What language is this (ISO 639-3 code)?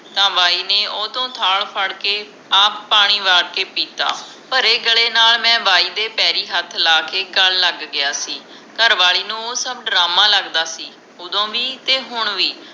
pan